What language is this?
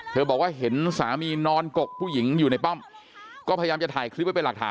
Thai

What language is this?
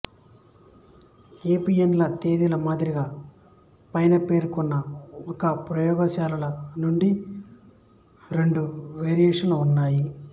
Telugu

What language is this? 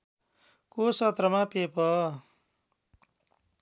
Nepali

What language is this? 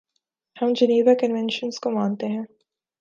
Urdu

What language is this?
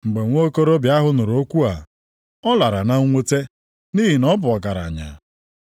Igbo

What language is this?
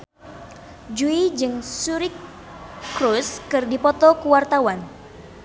Sundanese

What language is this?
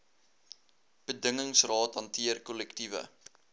Afrikaans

